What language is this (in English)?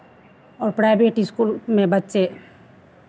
Hindi